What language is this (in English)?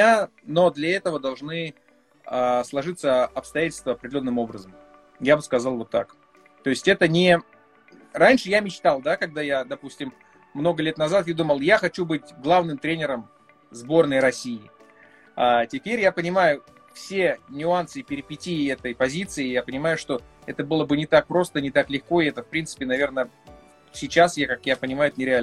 Russian